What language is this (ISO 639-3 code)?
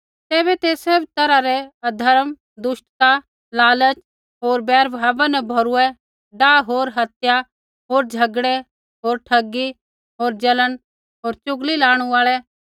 kfx